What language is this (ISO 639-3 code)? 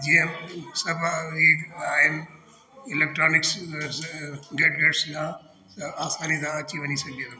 snd